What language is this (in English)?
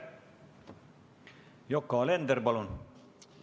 Estonian